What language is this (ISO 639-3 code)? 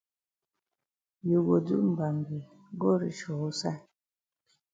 wes